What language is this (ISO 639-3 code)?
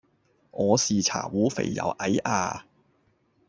yue